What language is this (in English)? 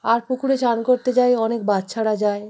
Bangla